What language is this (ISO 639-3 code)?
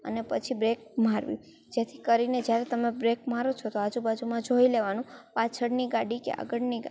guj